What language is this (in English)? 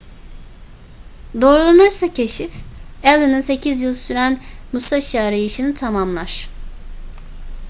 Turkish